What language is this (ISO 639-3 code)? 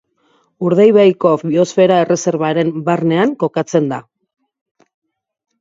eus